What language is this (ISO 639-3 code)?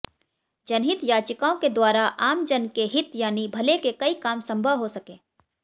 hin